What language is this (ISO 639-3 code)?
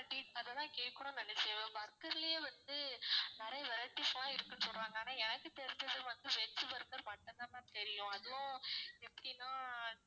tam